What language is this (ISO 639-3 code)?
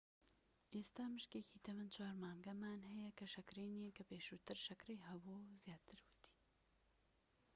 ckb